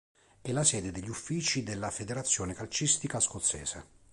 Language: Italian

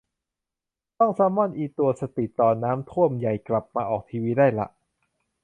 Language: Thai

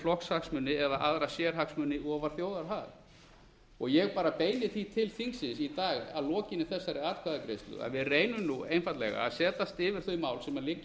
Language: Icelandic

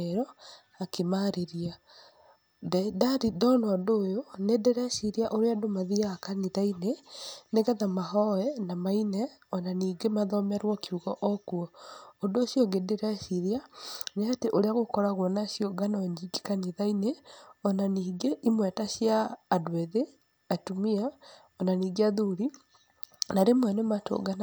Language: Kikuyu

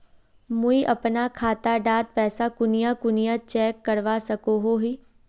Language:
Magahi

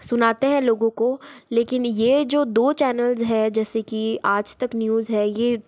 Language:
Hindi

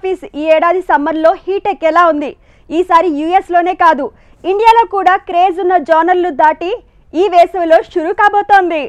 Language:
Telugu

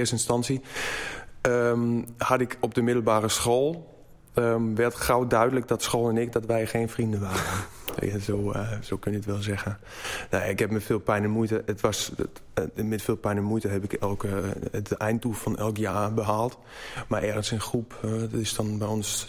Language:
Dutch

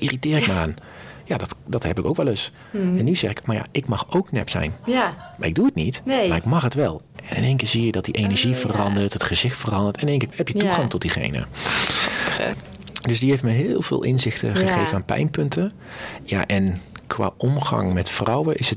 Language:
Dutch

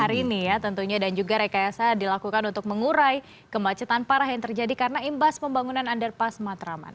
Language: Indonesian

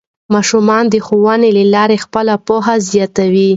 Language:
Pashto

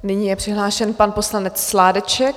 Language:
Czech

